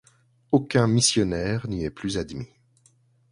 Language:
French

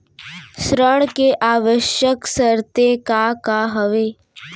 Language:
Chhattisgarhi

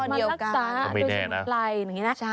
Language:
Thai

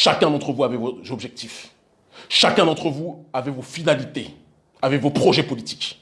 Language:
French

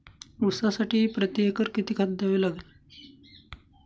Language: Marathi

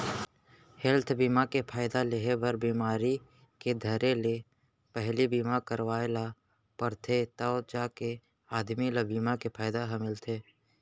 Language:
Chhattisgarhi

